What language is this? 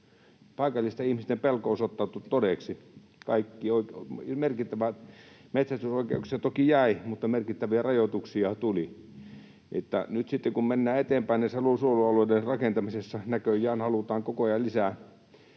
Finnish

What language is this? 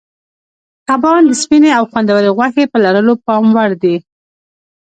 Pashto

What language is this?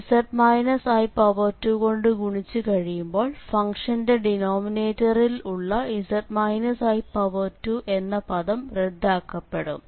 Malayalam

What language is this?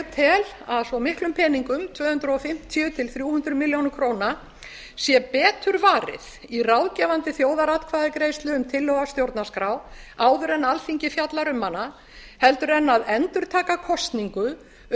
Icelandic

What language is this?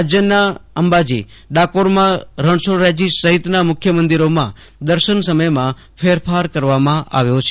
Gujarati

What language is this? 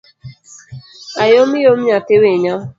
Luo (Kenya and Tanzania)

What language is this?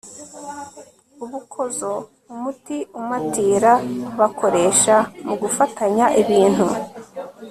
Kinyarwanda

